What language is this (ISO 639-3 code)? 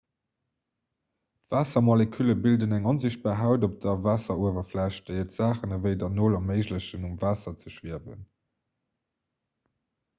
ltz